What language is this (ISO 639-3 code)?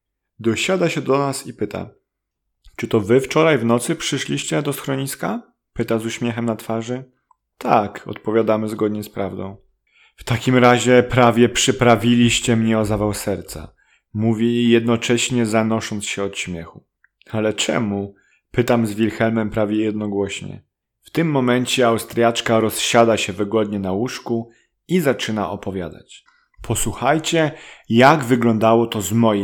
pol